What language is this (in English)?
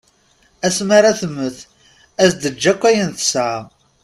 Kabyle